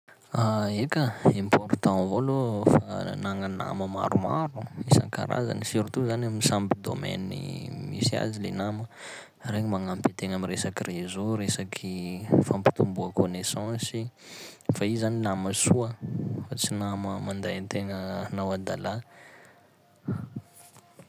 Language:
Sakalava Malagasy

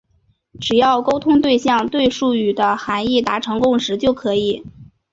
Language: Chinese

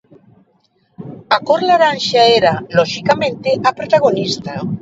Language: Galician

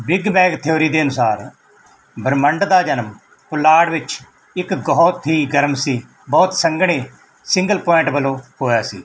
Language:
Punjabi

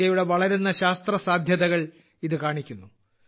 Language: Malayalam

